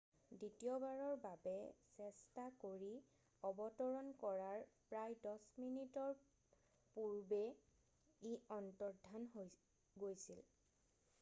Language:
Assamese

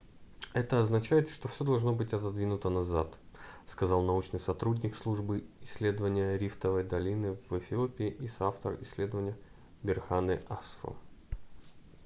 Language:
Russian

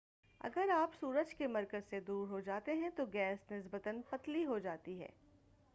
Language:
Urdu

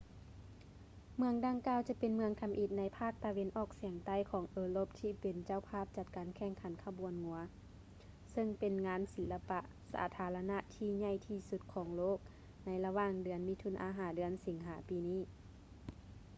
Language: Lao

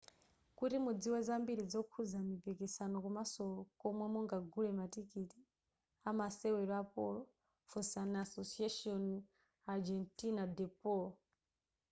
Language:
Nyanja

